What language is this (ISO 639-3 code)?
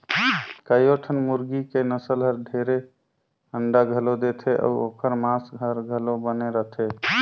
hne